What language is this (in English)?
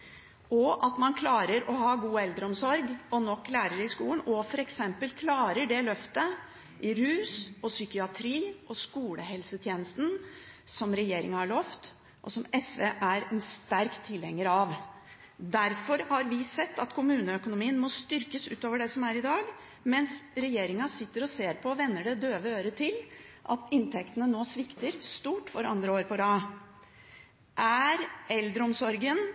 Norwegian Bokmål